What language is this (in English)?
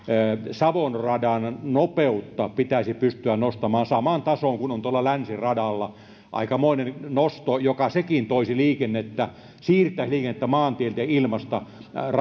Finnish